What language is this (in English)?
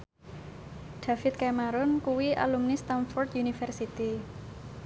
Javanese